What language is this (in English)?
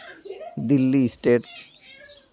Santali